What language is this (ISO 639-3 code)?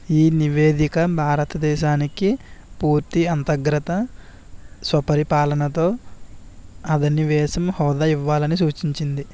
tel